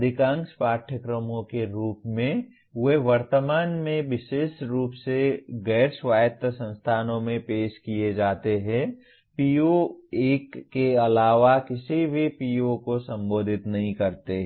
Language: Hindi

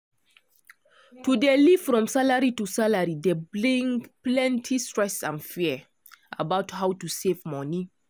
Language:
Nigerian Pidgin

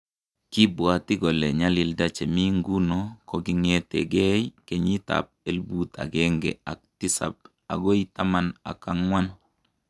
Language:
Kalenjin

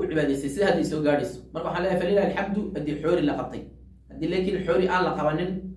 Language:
Arabic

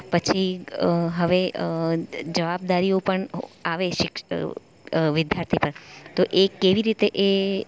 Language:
Gujarati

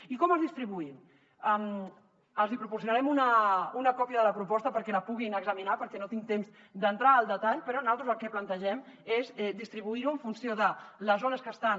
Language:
Catalan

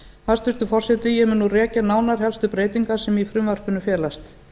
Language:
Icelandic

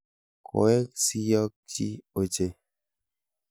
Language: Kalenjin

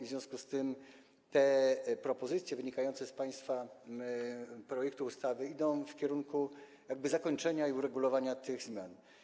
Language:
Polish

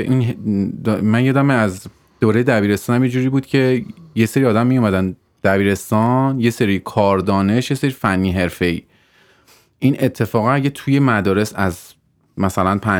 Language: Persian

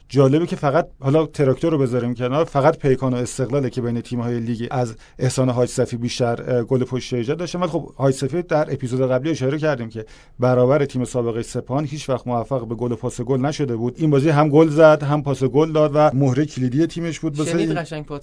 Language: Persian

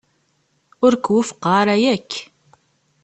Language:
Kabyle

